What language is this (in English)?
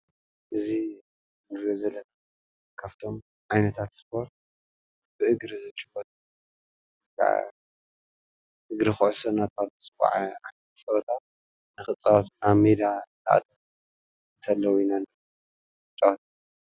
Tigrinya